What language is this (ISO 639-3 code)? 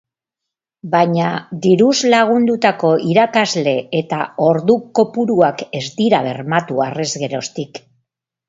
eus